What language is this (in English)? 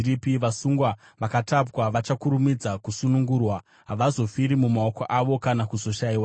Shona